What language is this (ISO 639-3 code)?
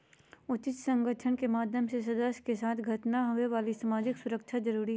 mag